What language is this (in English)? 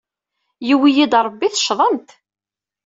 Kabyle